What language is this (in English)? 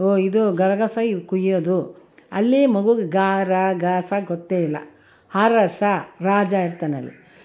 Kannada